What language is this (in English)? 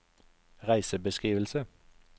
Norwegian